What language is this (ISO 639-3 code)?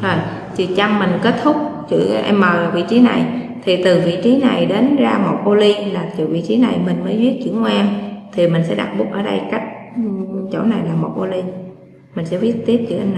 vie